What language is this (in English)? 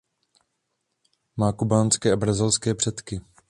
Czech